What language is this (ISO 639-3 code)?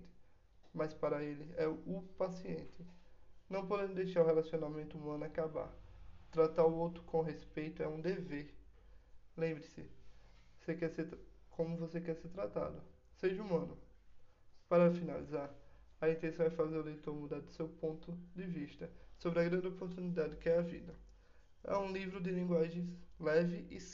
por